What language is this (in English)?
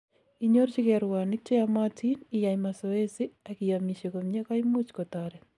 Kalenjin